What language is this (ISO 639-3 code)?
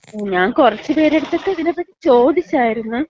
mal